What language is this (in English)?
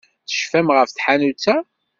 Kabyle